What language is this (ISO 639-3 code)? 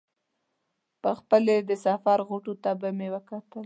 pus